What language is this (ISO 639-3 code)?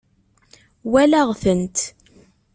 kab